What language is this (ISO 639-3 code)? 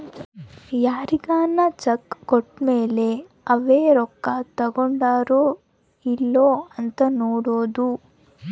kan